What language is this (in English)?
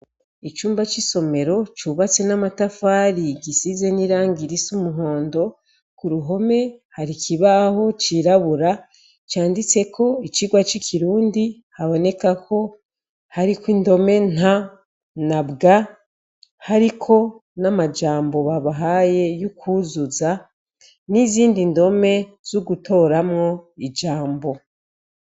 Rundi